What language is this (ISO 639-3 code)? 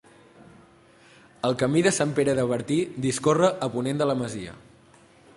cat